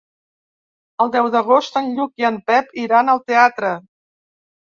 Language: Catalan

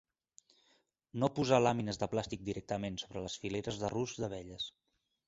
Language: Catalan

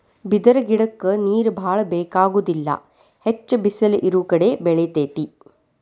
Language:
Kannada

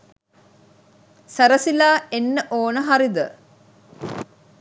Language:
Sinhala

